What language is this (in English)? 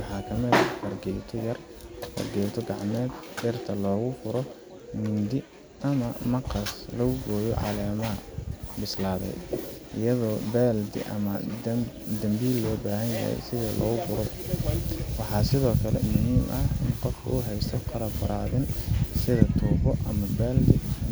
Somali